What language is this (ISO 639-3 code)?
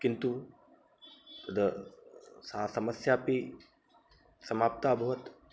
san